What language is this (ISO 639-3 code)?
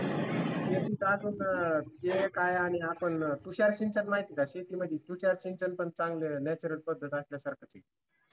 mar